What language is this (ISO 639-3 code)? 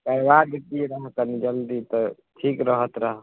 mai